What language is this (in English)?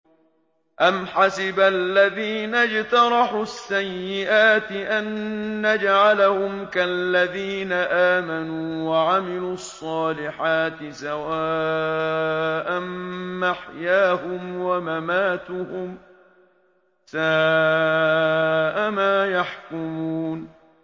Arabic